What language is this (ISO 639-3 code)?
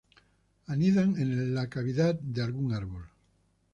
spa